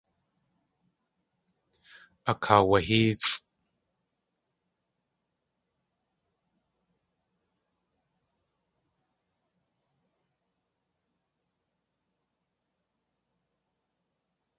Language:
Tlingit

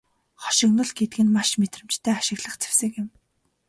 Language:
Mongolian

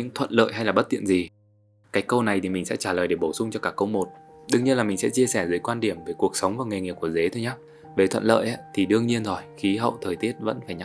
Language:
Vietnamese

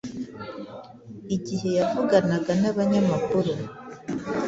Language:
Kinyarwanda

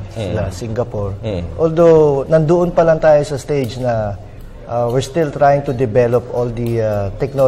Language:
Filipino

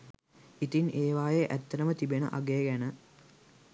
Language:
Sinhala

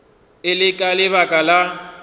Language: Northern Sotho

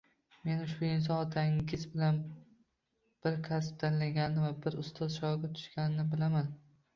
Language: Uzbek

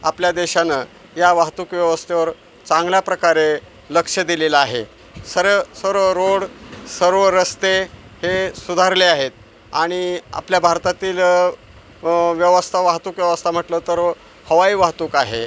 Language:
Marathi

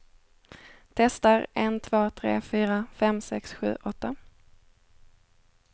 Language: Swedish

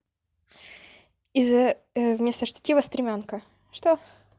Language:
Russian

